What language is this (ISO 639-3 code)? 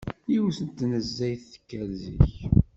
kab